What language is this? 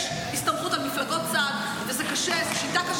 Hebrew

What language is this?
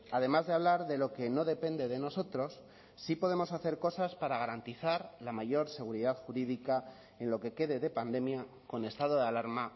Spanish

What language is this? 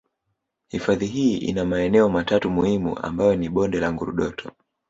Swahili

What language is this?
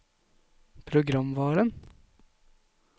Norwegian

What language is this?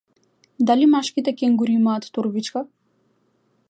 Macedonian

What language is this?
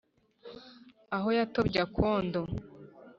Kinyarwanda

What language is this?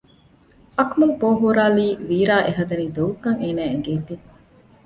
Divehi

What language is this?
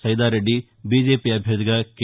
Telugu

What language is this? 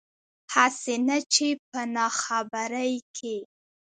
Pashto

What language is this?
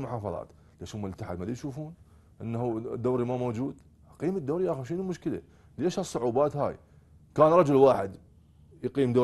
Arabic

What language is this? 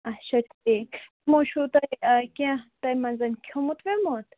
Kashmiri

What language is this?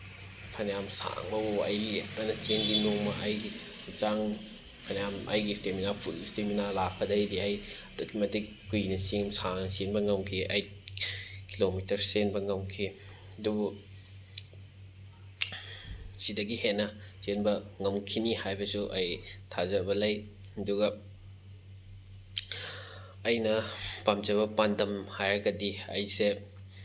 Manipuri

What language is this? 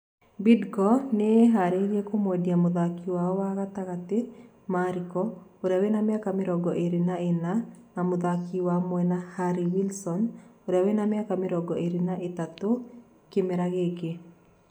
Kikuyu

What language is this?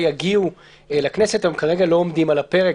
Hebrew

